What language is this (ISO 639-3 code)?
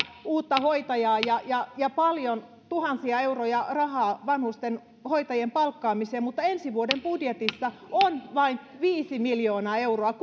fin